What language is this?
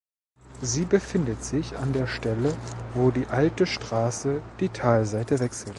German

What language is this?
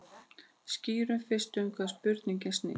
Icelandic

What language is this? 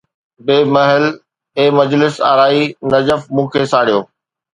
Sindhi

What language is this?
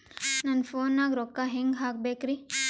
Kannada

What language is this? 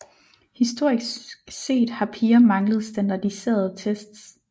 Danish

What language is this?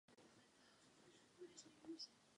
Czech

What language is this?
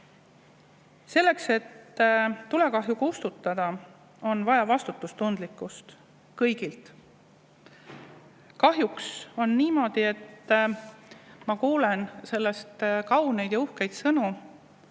Estonian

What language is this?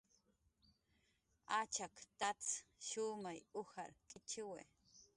Jaqaru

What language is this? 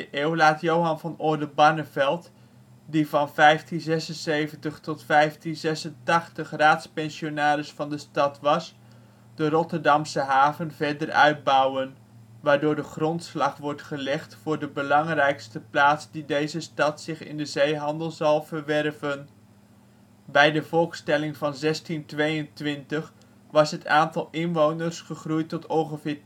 Dutch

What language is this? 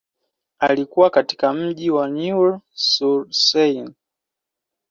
Swahili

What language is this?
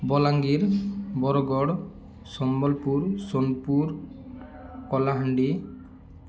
Odia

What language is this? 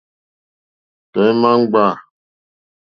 Mokpwe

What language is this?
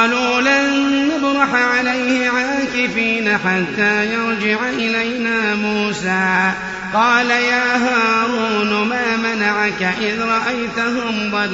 Arabic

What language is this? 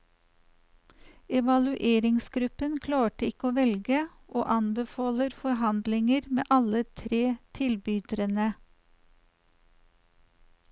Norwegian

